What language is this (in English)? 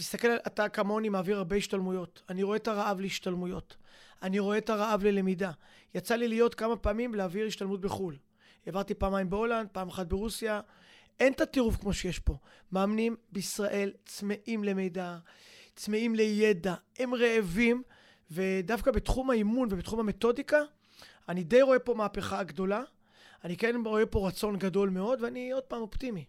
Hebrew